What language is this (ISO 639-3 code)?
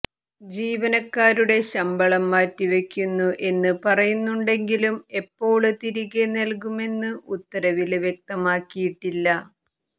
mal